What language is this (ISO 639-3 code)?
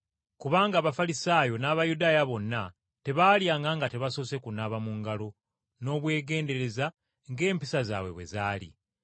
lug